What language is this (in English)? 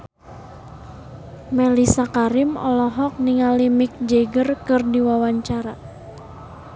Sundanese